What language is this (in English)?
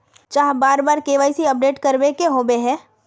Magahi